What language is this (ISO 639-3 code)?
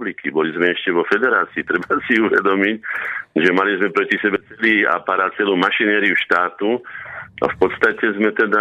slk